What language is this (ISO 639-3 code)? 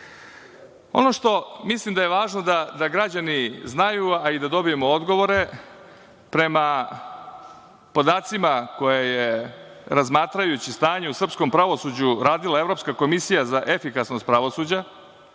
srp